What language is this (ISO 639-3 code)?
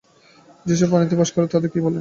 ben